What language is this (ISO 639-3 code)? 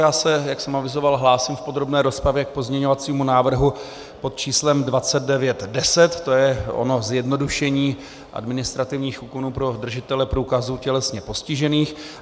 ces